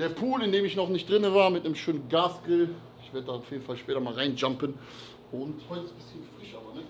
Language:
German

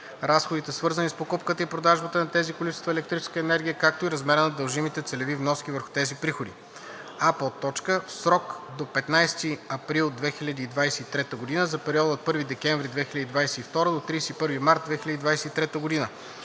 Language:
Bulgarian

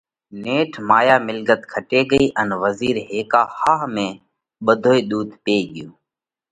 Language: Parkari Koli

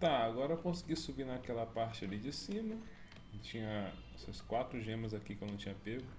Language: Portuguese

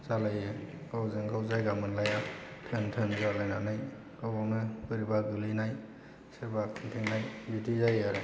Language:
Bodo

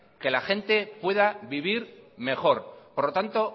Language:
Spanish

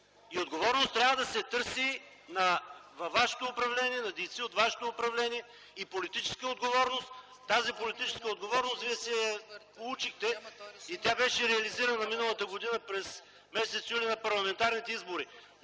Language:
Bulgarian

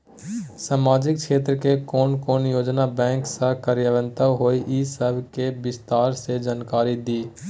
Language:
Maithili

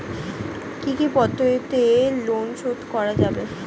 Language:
Bangla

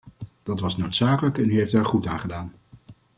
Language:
Dutch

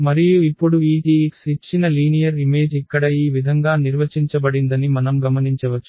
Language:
Telugu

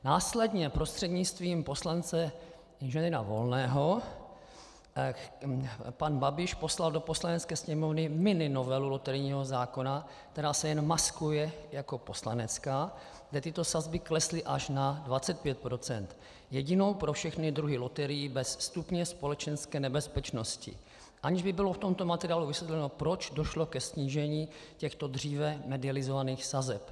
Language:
Czech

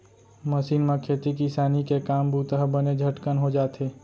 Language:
Chhattisgarhi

